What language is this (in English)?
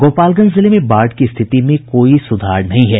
Hindi